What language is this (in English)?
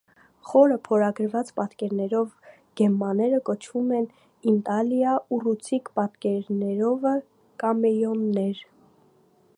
Armenian